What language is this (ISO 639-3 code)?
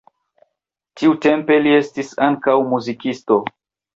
epo